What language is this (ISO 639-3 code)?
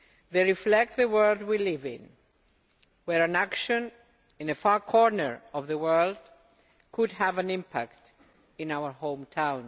eng